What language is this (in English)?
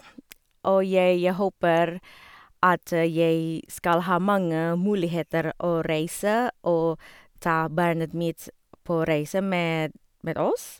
Norwegian